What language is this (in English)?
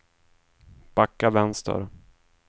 Swedish